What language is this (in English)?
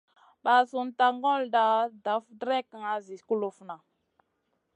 Masana